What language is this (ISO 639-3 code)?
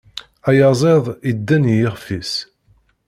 kab